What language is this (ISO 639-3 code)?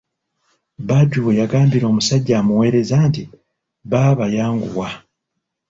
lug